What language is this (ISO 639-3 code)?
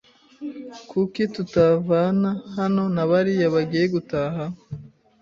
kin